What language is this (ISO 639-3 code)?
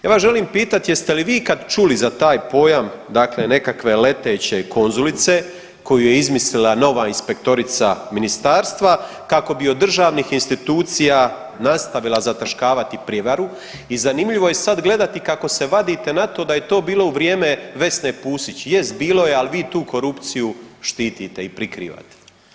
hrv